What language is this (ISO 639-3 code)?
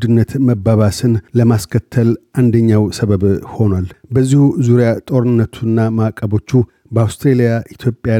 amh